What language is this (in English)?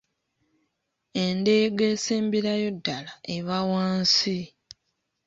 Ganda